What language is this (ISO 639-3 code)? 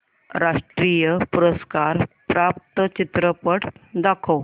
mar